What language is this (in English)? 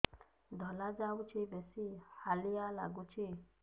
Odia